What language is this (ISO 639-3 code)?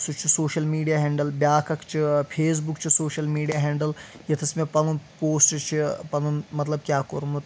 kas